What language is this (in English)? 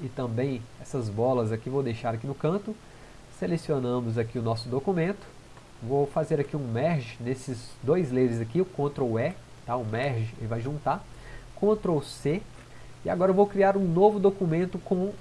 Portuguese